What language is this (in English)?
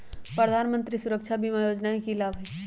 Magahi